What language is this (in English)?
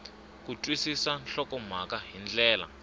Tsonga